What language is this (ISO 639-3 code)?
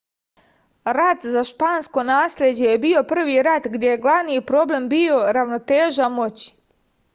srp